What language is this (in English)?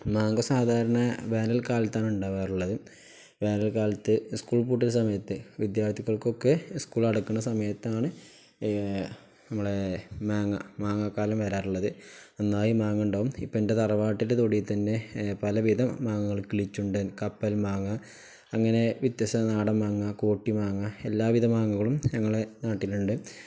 Malayalam